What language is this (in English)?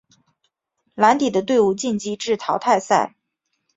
Chinese